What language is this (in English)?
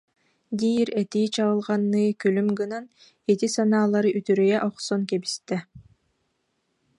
Yakut